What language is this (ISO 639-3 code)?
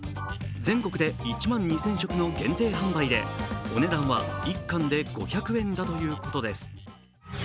jpn